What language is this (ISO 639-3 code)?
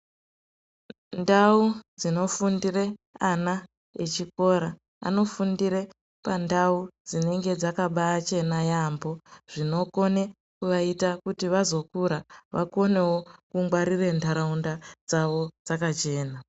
ndc